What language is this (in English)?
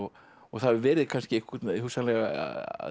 Icelandic